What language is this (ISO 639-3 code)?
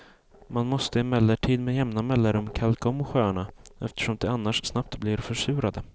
swe